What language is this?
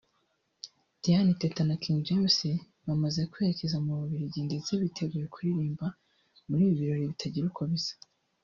Kinyarwanda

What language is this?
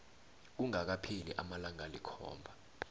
South Ndebele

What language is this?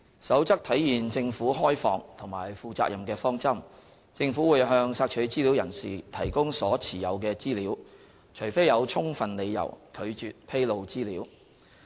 Cantonese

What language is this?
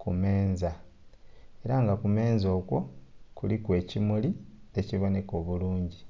Soga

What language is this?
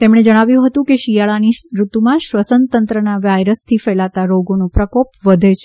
Gujarati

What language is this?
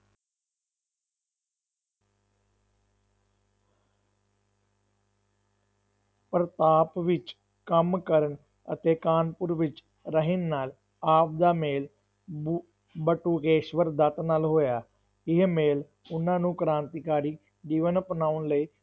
Punjabi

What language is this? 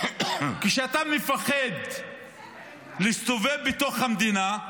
Hebrew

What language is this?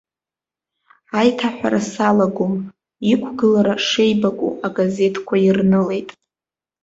Abkhazian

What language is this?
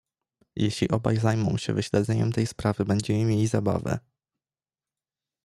Polish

